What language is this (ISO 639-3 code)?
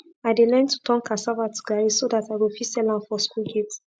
pcm